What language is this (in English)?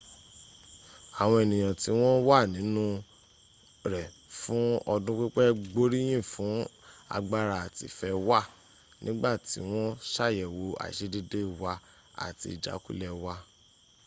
Yoruba